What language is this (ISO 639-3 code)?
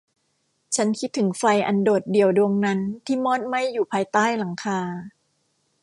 tha